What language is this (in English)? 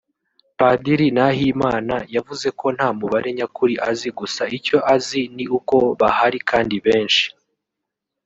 Kinyarwanda